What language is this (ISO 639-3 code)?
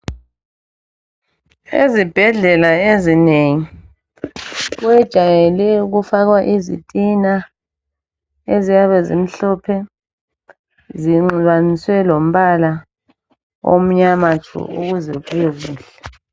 nde